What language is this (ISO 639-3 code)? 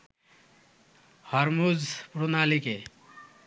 ben